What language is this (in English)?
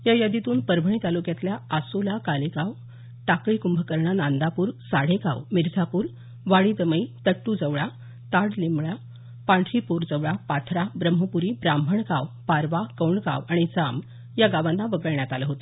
Marathi